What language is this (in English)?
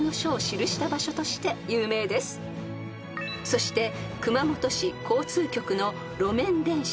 Japanese